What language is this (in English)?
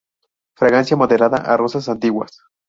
Spanish